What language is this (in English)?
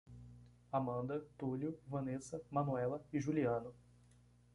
Portuguese